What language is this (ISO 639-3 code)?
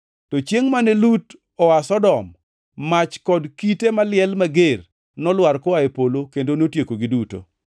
luo